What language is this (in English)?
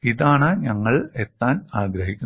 Malayalam